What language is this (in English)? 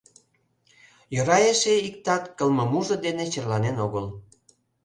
Mari